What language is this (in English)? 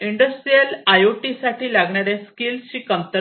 Marathi